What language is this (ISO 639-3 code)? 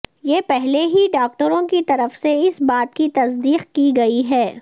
urd